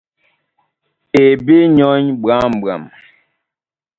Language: Duala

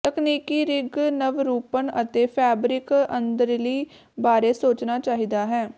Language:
Punjabi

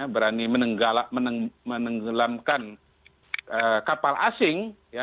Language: Indonesian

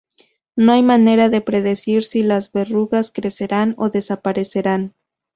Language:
Spanish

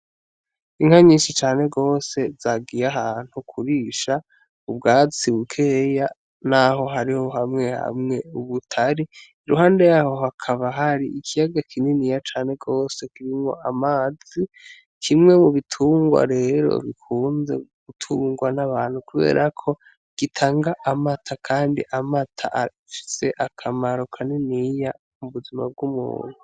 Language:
Rundi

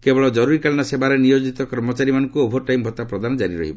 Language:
Odia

